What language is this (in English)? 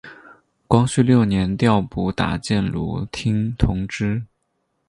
Chinese